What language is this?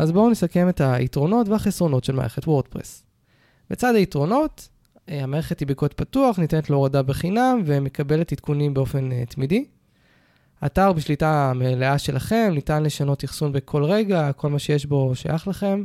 Hebrew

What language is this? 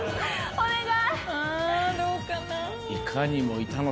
Japanese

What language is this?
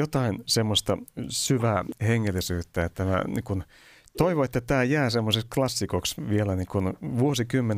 Finnish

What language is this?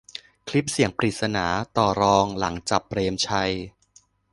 Thai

